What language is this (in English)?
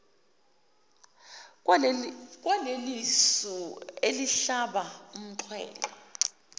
Zulu